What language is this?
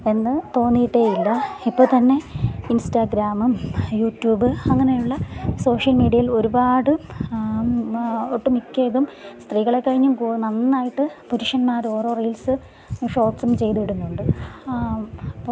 Malayalam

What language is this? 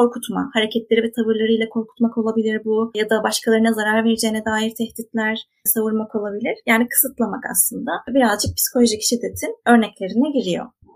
Turkish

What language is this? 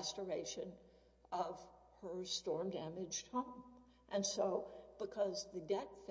English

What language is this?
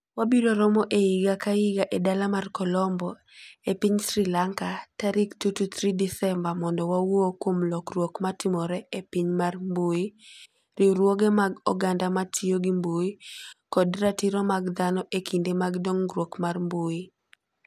Luo (Kenya and Tanzania)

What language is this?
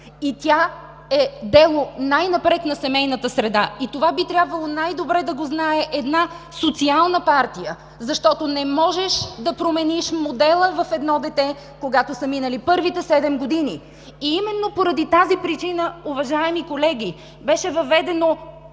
Bulgarian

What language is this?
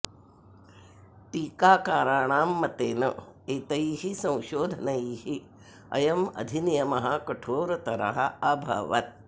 Sanskrit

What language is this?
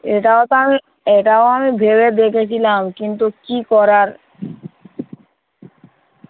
Bangla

